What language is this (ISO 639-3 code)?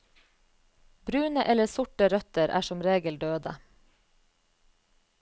nor